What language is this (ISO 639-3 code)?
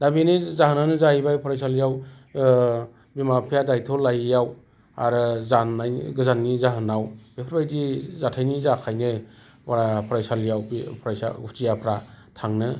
brx